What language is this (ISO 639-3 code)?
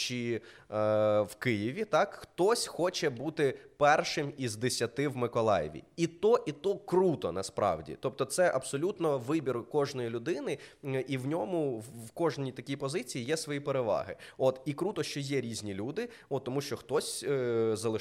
ukr